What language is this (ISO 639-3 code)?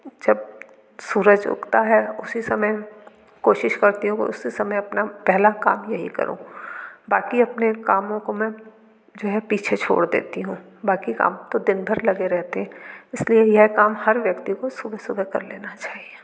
hin